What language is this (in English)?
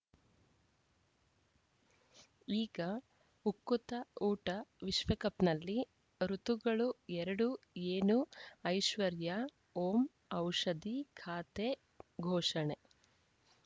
Kannada